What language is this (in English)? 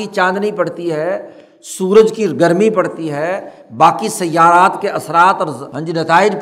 Urdu